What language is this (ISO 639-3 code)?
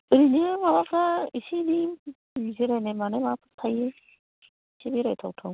brx